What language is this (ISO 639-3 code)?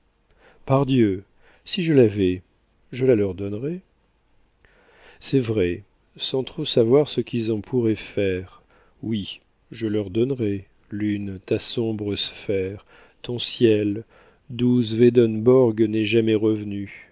fra